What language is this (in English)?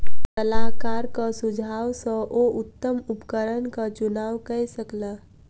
Maithili